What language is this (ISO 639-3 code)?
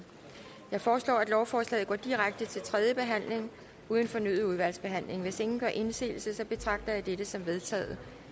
dan